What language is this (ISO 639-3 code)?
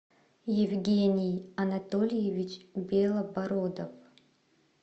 rus